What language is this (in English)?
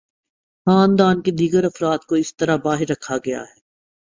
Urdu